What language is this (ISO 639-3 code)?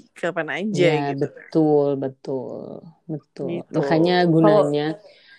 ind